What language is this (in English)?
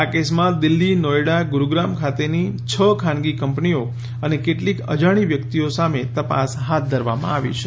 Gujarati